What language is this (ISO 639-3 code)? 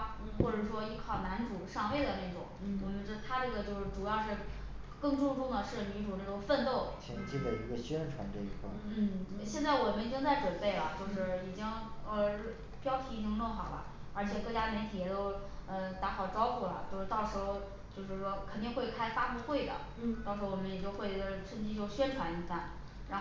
zho